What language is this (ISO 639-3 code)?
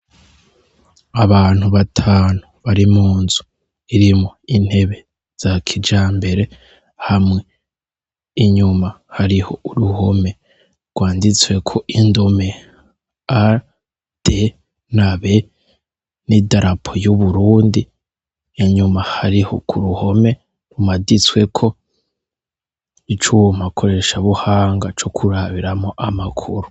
run